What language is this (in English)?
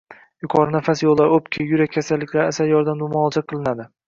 Uzbek